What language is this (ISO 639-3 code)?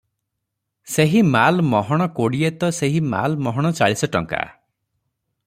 ori